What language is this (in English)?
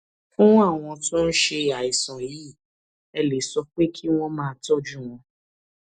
Yoruba